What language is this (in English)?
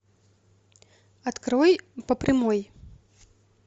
Russian